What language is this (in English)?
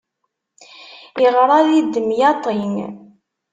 Kabyle